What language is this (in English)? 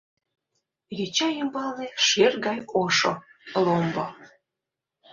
Mari